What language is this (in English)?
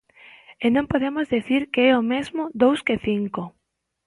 Galician